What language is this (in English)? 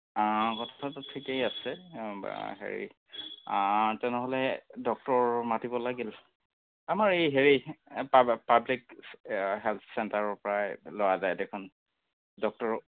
Assamese